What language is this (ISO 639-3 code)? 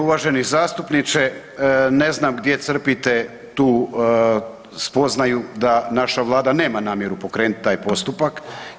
hrv